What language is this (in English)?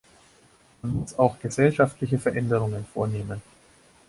German